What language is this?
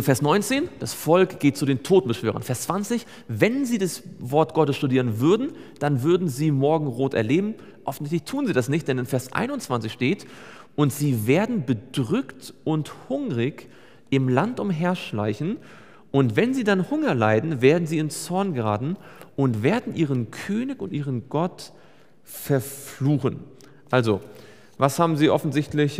German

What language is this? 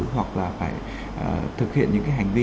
Vietnamese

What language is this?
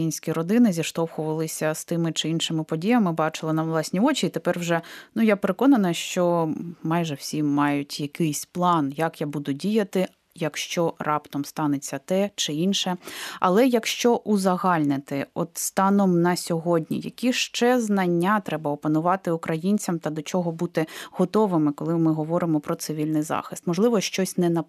Ukrainian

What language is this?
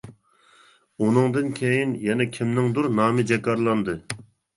Uyghur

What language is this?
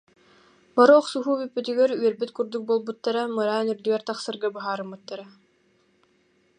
Yakut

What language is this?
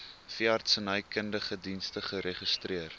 Afrikaans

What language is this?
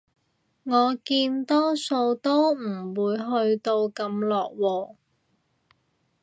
Cantonese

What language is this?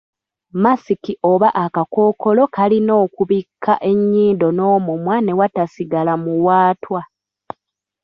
Ganda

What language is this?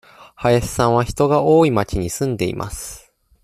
Japanese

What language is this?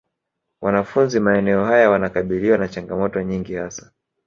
Swahili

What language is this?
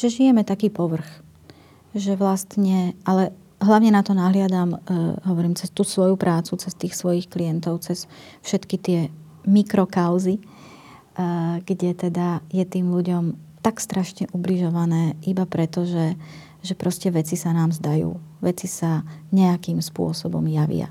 Slovak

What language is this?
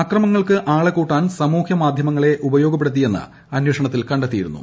Malayalam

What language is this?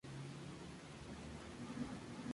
Spanish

